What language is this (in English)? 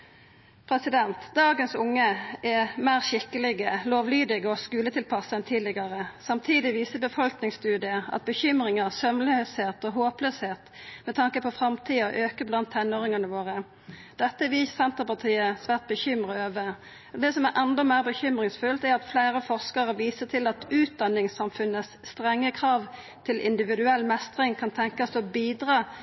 Norwegian Nynorsk